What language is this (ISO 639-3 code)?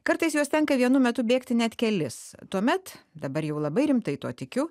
lit